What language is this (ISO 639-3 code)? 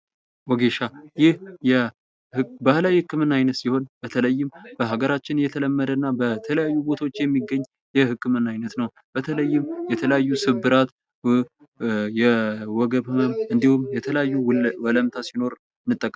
amh